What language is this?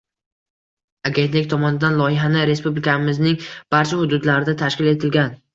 Uzbek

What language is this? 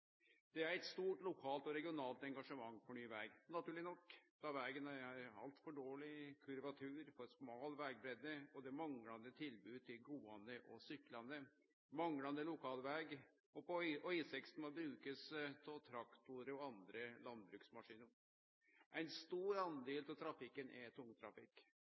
Norwegian Nynorsk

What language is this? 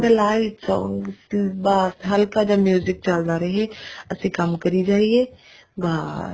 Punjabi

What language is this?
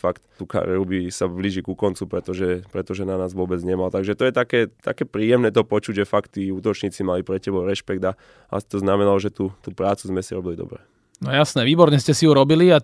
Slovak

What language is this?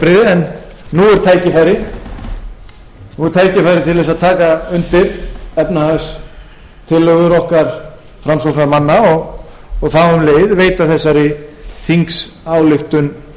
Icelandic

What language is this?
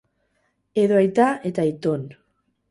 Basque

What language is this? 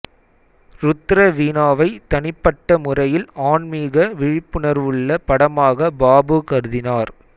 Tamil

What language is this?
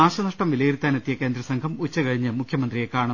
Malayalam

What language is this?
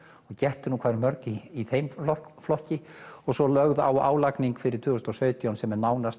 Icelandic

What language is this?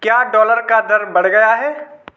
Hindi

